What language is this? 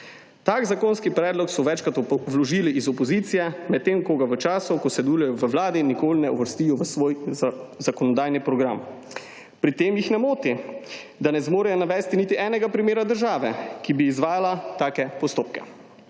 Slovenian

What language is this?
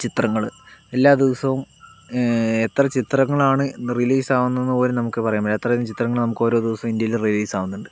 Malayalam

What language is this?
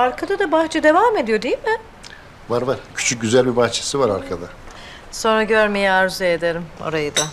Turkish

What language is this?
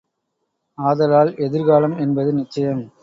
Tamil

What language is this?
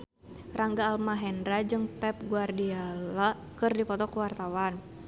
Sundanese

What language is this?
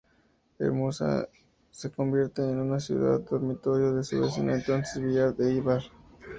Spanish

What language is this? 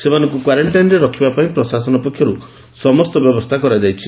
Odia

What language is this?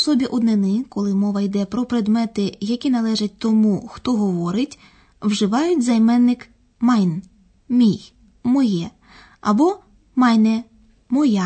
Ukrainian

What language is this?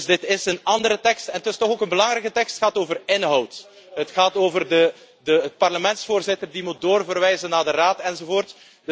Dutch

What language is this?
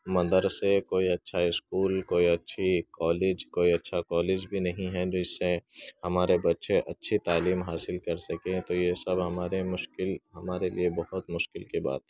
Urdu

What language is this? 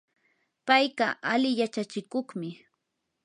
Yanahuanca Pasco Quechua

